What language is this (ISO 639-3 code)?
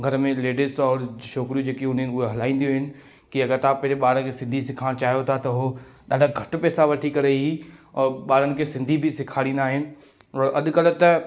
snd